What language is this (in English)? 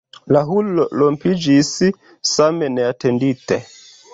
Esperanto